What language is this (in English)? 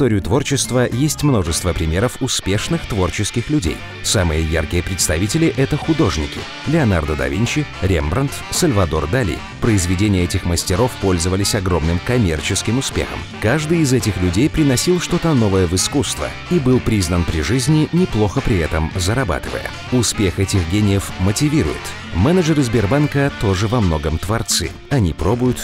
Russian